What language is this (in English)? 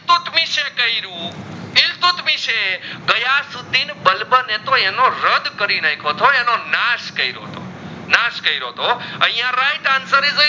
Gujarati